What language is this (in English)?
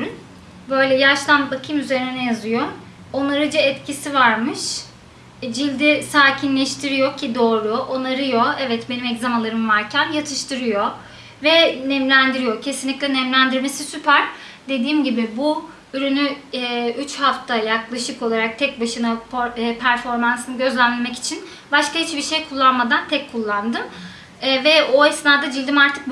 Turkish